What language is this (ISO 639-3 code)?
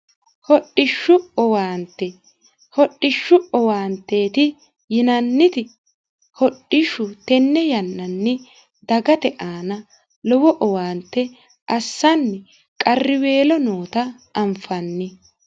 sid